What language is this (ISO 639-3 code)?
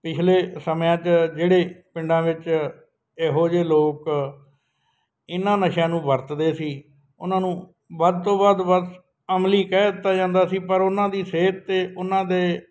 pan